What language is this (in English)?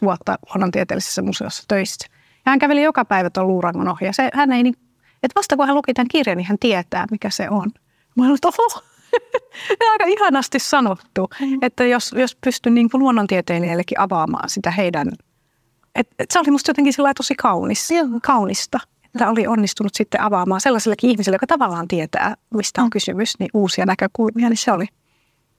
Finnish